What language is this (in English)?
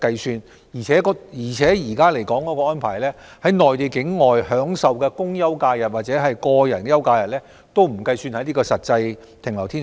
Cantonese